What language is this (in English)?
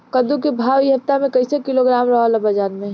Bhojpuri